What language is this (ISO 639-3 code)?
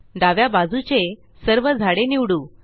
mar